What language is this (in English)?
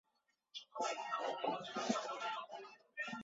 Chinese